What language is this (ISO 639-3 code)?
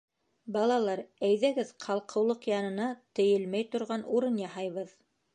bak